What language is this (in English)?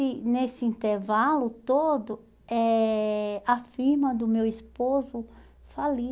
Portuguese